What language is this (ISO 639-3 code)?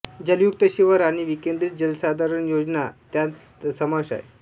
mar